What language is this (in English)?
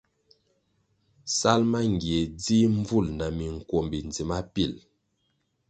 Kwasio